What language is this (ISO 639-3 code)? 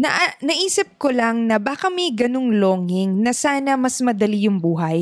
fil